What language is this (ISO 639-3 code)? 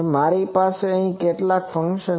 guj